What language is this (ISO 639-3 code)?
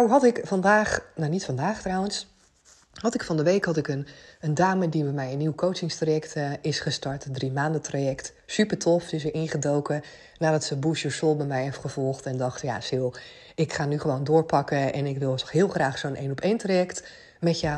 nld